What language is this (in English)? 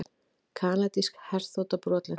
Icelandic